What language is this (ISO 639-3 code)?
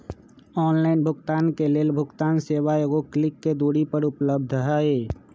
mag